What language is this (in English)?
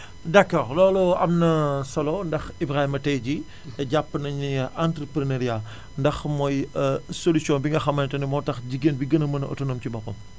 Wolof